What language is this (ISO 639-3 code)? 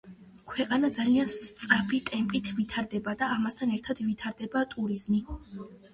kat